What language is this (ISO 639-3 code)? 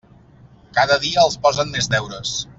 cat